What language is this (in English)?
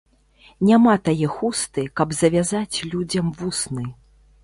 Belarusian